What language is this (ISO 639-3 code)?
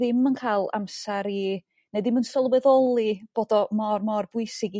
cym